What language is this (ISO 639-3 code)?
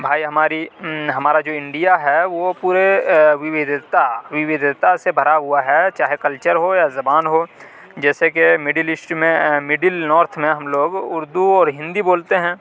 urd